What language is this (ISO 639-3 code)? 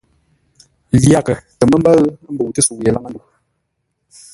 nla